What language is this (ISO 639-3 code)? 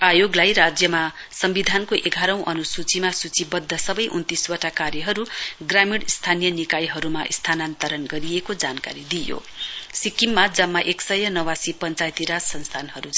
nep